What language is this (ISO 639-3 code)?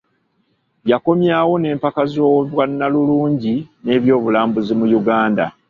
lug